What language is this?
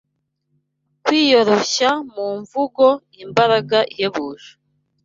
Kinyarwanda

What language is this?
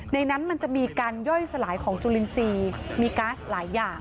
Thai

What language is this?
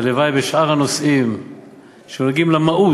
Hebrew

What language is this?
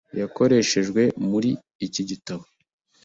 Kinyarwanda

